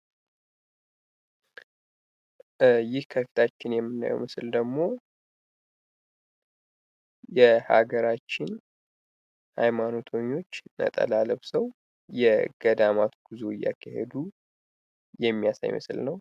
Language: Amharic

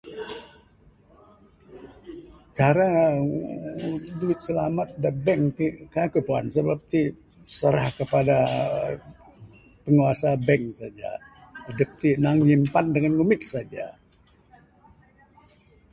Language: Bukar-Sadung Bidayuh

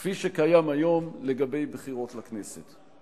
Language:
Hebrew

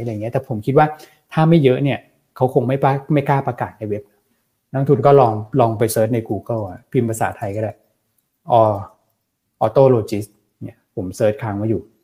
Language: Thai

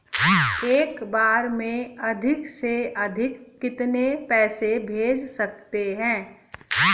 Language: Hindi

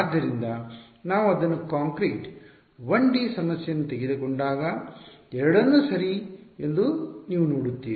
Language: Kannada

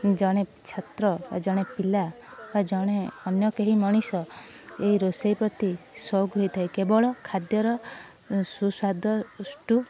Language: Odia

